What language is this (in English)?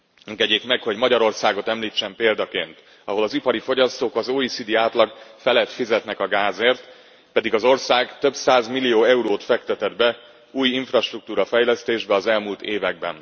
Hungarian